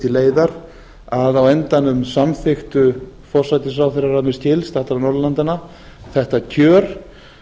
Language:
Icelandic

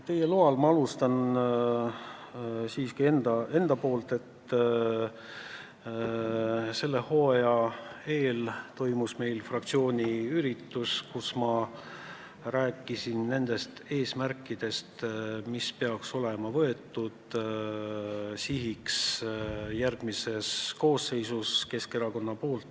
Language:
Estonian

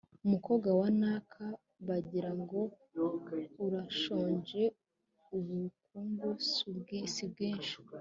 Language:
Kinyarwanda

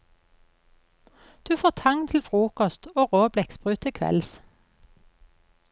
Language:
Norwegian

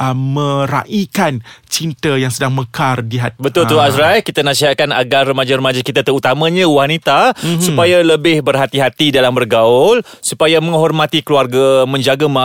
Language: Malay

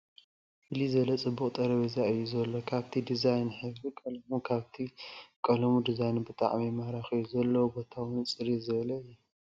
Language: Tigrinya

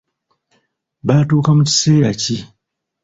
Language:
Ganda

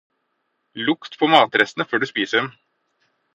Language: Norwegian Bokmål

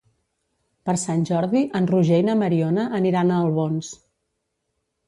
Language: Catalan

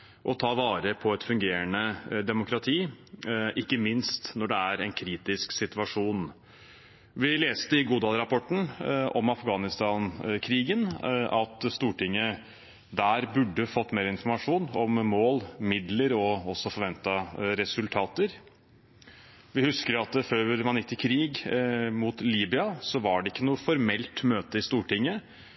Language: Norwegian Bokmål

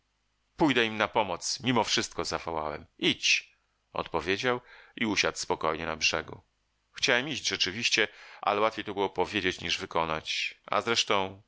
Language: Polish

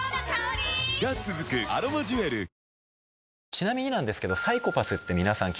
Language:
Japanese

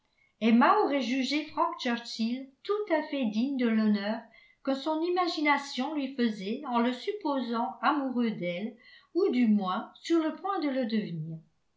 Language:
French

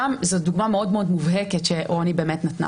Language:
Hebrew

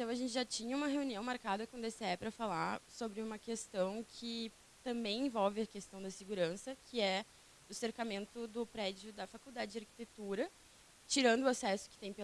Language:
Portuguese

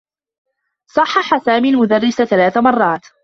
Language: Arabic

